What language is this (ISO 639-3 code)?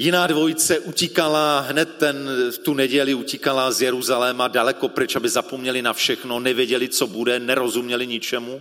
ces